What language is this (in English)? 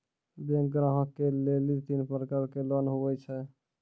Maithili